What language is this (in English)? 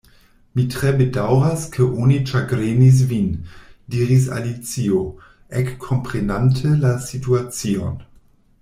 Esperanto